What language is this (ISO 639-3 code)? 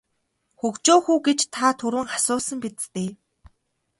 mon